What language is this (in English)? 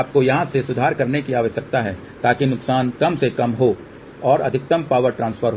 Hindi